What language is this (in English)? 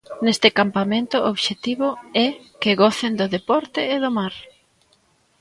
Galician